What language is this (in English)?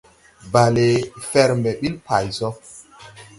Tupuri